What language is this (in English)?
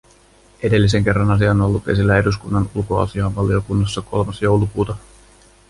Finnish